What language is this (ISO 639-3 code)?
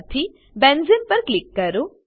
guj